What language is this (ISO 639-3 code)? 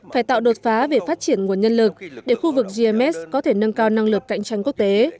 vie